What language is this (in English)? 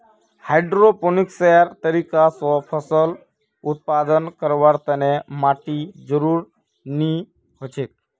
Magahi